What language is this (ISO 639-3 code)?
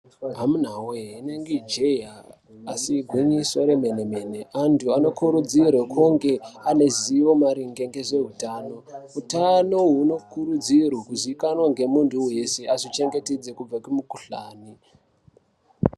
ndc